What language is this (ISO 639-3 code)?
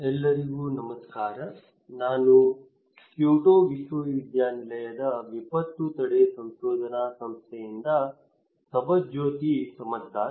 kan